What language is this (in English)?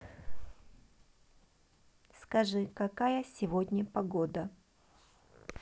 Russian